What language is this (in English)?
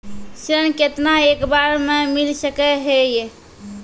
Maithili